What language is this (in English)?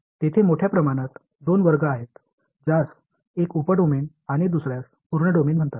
Marathi